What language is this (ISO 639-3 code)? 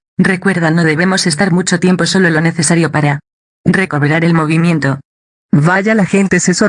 spa